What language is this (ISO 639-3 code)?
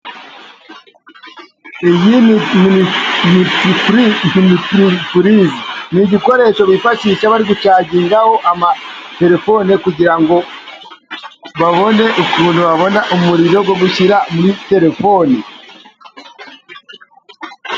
kin